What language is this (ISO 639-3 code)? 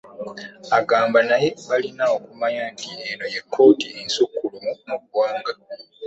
lug